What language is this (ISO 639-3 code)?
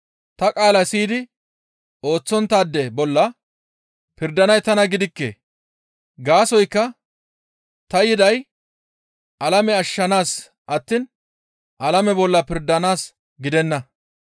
gmv